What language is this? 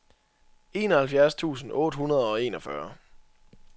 Danish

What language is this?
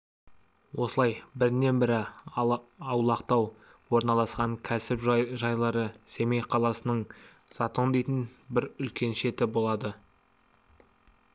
Kazakh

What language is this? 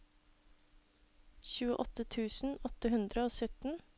Norwegian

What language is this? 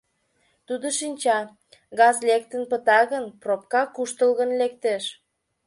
Mari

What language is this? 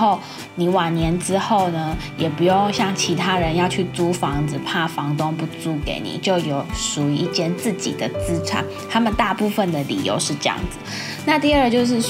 Chinese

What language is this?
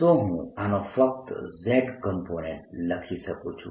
Gujarati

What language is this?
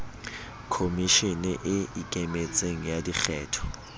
Southern Sotho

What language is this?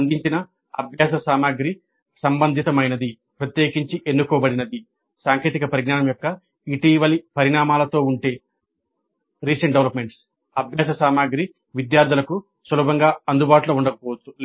Telugu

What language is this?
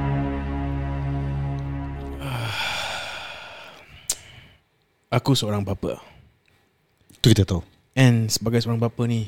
Malay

